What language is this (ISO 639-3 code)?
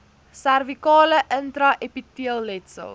afr